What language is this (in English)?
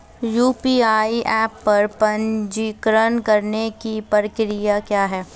Hindi